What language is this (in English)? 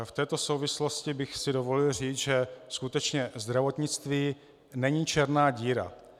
Czech